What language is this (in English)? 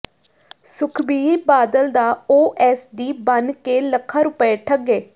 Punjabi